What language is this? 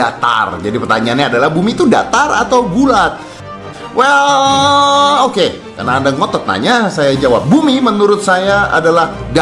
Indonesian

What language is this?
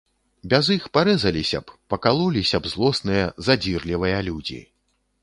Belarusian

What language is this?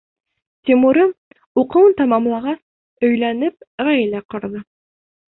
Bashkir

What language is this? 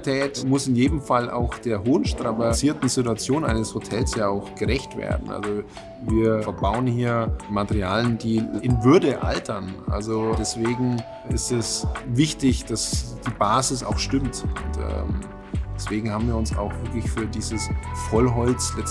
German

